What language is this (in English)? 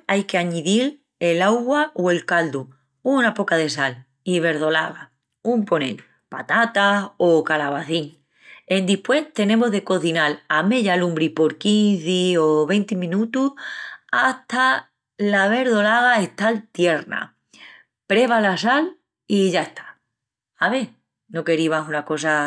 Extremaduran